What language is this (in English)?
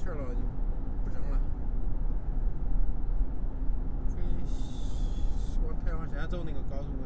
Chinese